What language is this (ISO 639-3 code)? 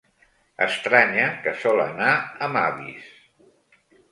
cat